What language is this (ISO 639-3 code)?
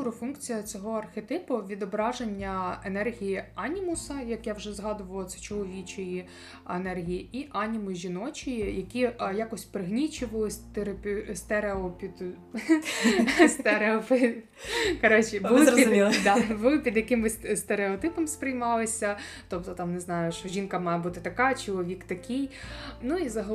ukr